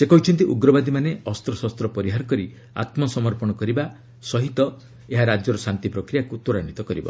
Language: Odia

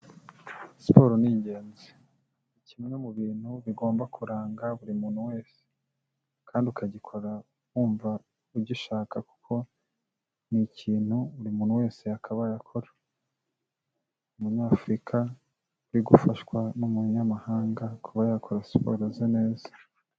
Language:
Kinyarwanda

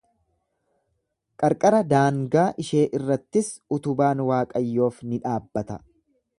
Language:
Oromo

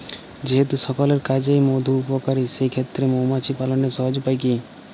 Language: Bangla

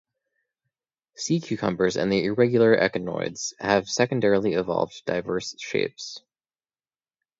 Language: English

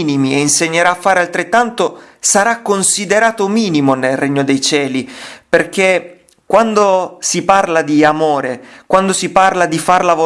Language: Italian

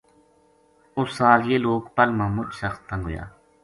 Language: Gujari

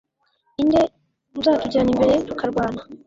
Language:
Kinyarwanda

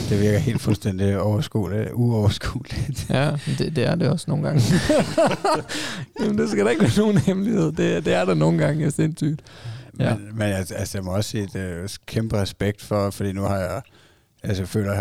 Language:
Danish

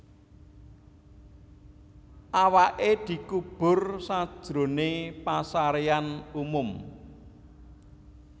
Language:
Javanese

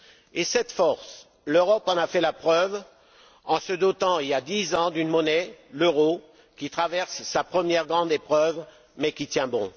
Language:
French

